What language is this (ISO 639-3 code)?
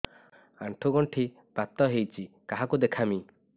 ori